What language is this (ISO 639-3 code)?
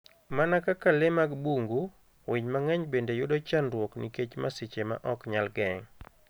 luo